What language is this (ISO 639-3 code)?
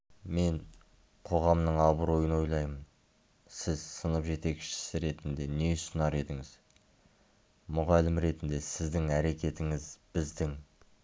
kaz